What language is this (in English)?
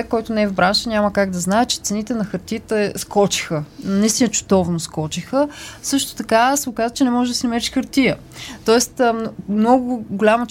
Bulgarian